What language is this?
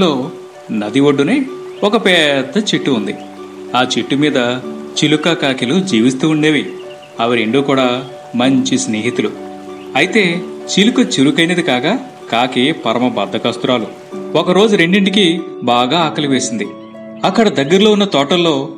Telugu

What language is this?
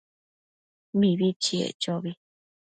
Matsés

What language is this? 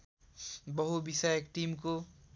Nepali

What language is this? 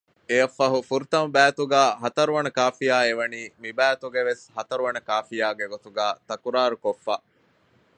Divehi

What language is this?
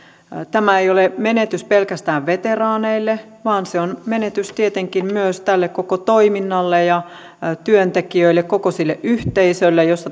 Finnish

